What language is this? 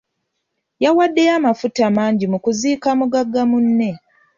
Ganda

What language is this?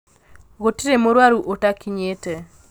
Kikuyu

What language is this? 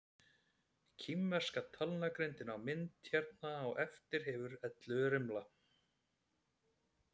Icelandic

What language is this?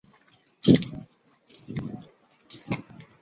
Chinese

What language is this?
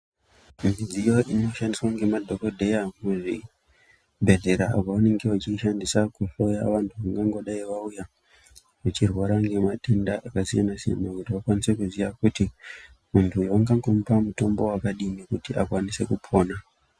Ndau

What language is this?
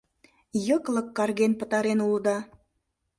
Mari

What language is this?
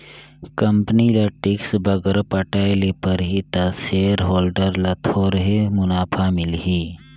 Chhattisgarhi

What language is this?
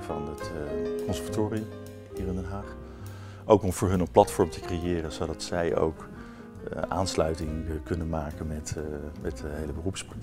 Dutch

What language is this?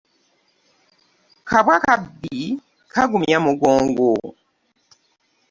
Ganda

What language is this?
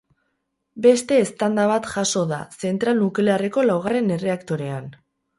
Basque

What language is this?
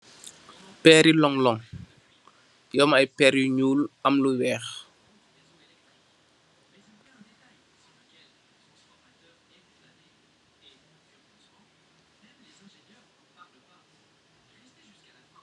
Wolof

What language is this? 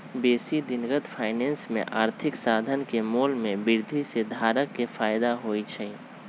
Magahi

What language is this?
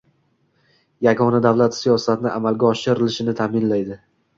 Uzbek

